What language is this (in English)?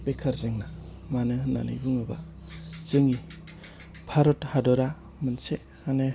Bodo